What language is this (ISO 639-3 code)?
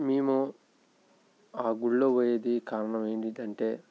tel